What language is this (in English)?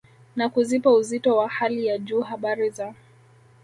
Swahili